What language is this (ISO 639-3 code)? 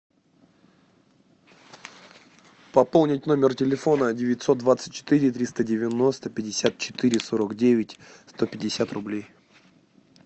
rus